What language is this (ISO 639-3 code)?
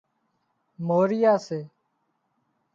kxp